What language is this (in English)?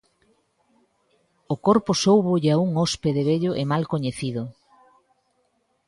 Galician